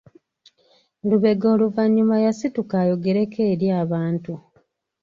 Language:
Ganda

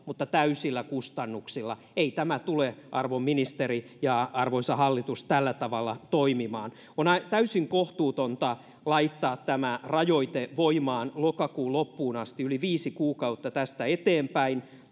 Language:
Finnish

